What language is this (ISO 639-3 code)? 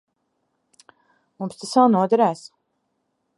lav